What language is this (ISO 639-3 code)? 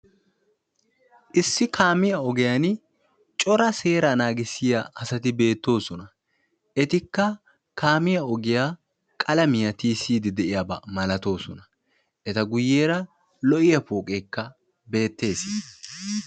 wal